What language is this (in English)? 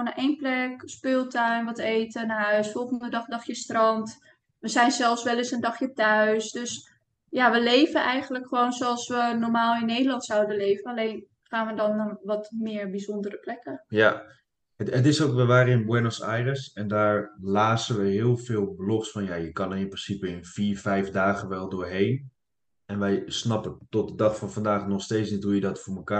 Dutch